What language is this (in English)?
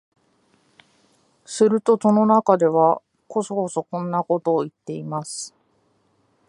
Japanese